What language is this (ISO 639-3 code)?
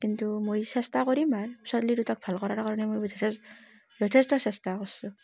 asm